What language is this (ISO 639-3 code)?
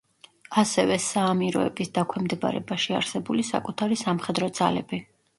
kat